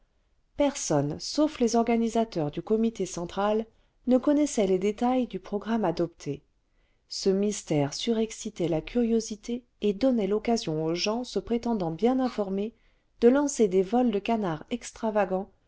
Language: French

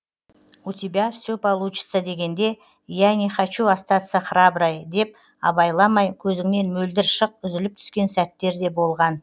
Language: Kazakh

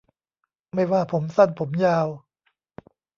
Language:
Thai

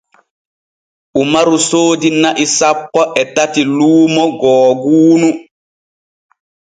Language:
Borgu Fulfulde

